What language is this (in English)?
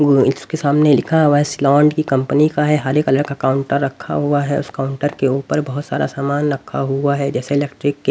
Hindi